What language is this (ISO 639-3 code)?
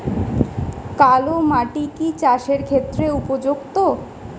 ben